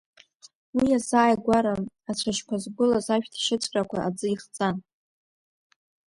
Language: Abkhazian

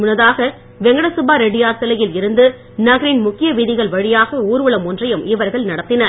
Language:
Tamil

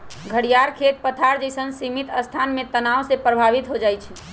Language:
Magahi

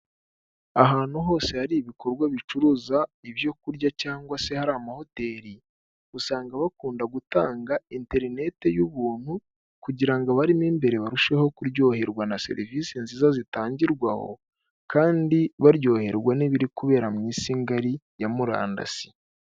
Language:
Kinyarwanda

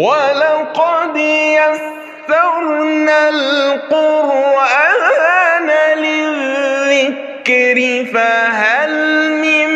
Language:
Arabic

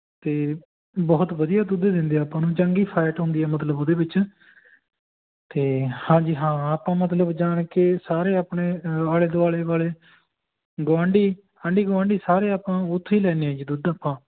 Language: Punjabi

